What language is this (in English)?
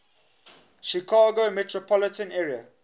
English